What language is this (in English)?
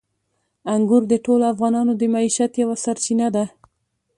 Pashto